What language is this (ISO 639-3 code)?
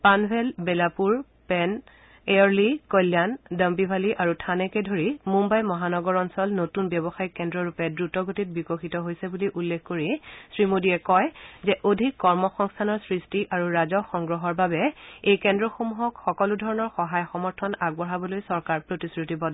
asm